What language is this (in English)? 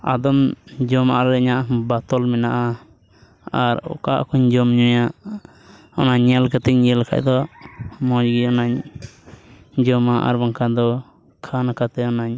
Santali